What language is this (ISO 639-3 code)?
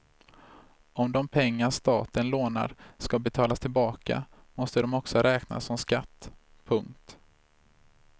swe